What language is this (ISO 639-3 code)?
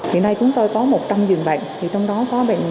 vie